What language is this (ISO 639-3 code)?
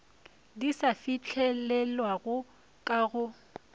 nso